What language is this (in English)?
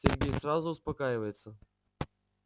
Russian